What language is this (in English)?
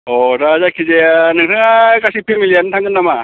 Bodo